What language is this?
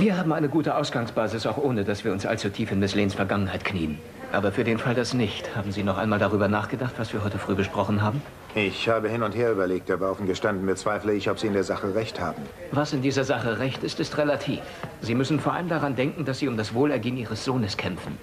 German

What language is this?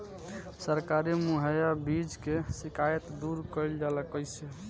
Bhojpuri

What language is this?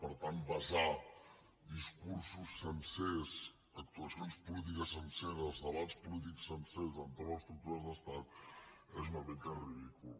Catalan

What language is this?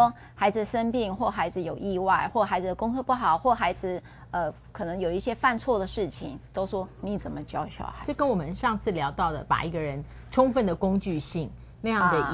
Chinese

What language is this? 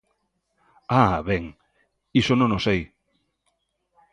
Galician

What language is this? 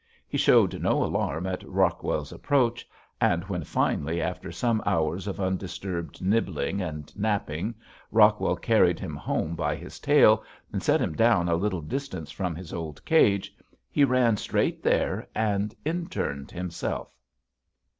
English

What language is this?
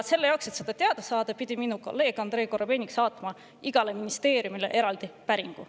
Estonian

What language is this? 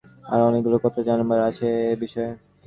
Bangla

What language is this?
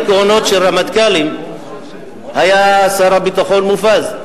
Hebrew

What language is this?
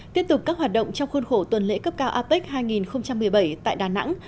Vietnamese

